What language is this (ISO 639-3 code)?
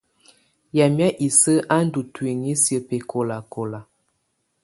tvu